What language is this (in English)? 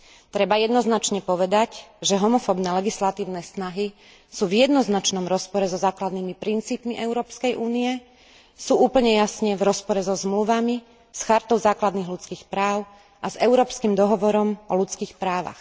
Slovak